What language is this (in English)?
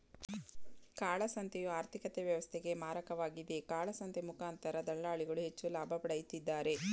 Kannada